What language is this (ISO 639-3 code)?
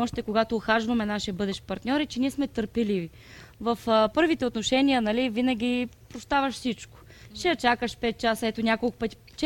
bul